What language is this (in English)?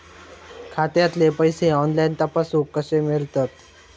Marathi